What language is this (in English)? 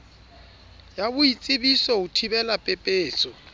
Southern Sotho